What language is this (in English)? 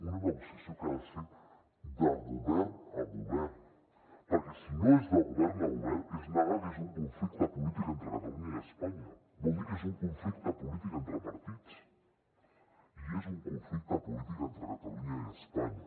Catalan